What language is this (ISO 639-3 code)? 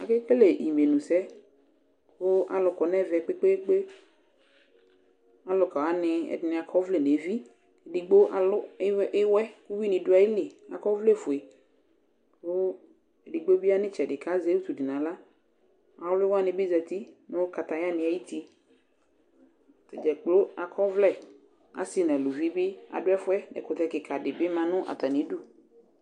kpo